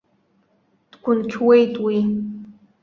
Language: Abkhazian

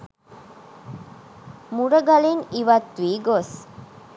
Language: Sinhala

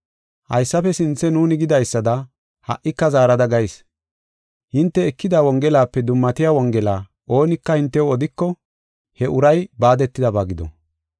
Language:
Gofa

